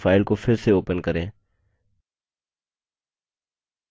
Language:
Hindi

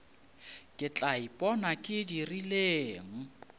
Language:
Northern Sotho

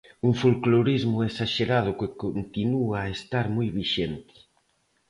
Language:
Galician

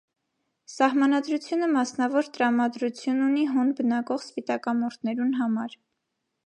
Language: Armenian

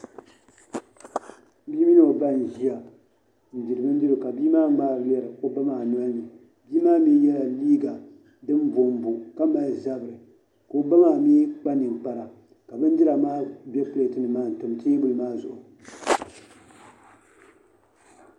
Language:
Dagbani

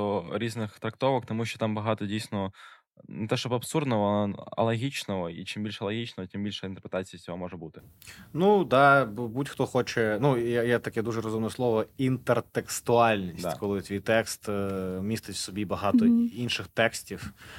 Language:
Ukrainian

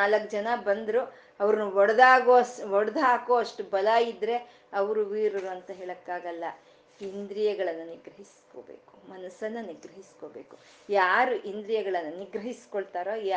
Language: Kannada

